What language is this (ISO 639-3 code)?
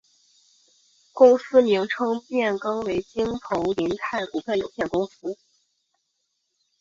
zho